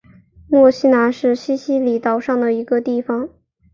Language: Chinese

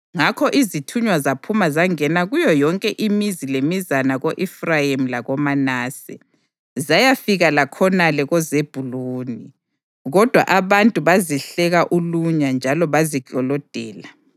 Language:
North Ndebele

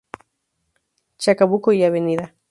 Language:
Spanish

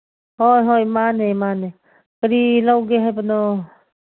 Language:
Manipuri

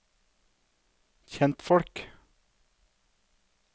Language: Norwegian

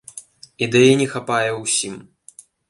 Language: Belarusian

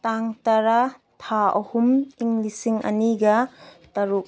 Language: Manipuri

